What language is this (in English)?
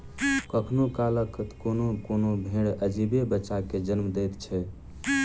Maithili